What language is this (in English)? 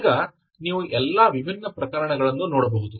Kannada